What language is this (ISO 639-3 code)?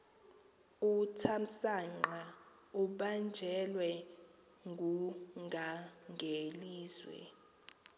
xho